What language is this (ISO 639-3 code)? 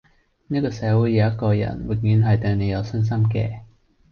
yue